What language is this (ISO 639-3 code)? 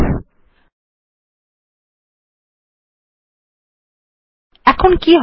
ben